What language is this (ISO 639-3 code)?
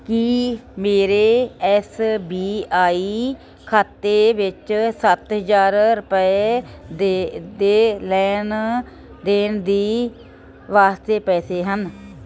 pan